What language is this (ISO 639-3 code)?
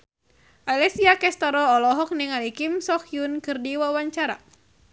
sun